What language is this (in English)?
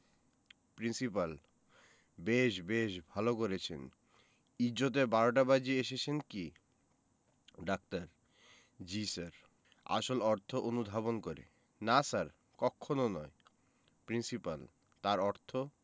Bangla